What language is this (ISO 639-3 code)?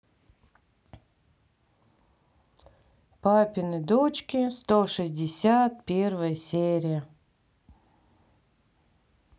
rus